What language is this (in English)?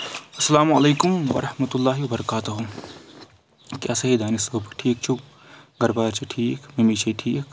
Kashmiri